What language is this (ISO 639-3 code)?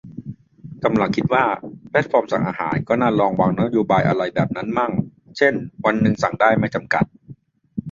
tha